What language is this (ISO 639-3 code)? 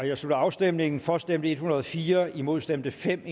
dan